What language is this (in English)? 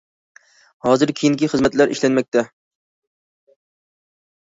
Uyghur